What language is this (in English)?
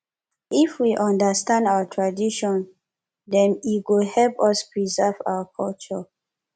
Nigerian Pidgin